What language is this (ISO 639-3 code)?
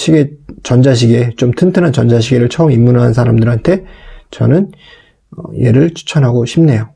kor